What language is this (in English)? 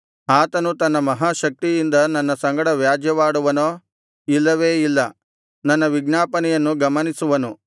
Kannada